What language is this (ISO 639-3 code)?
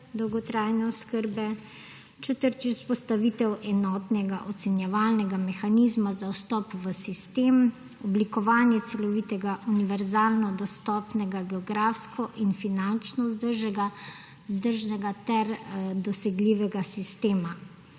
slv